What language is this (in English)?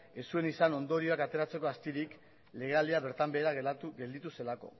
Basque